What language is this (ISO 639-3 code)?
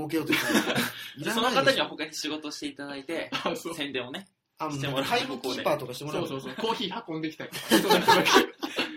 jpn